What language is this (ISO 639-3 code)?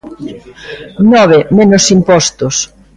glg